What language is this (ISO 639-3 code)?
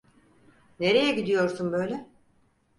tur